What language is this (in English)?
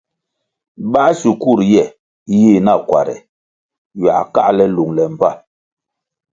Kwasio